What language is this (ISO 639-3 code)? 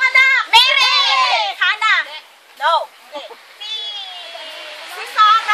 ind